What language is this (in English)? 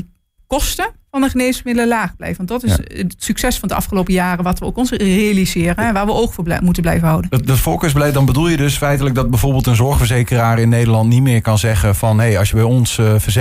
Dutch